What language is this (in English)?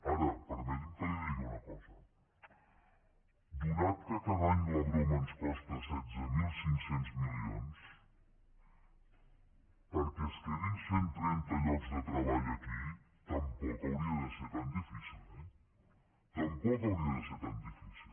Catalan